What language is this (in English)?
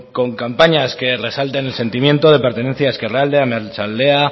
Spanish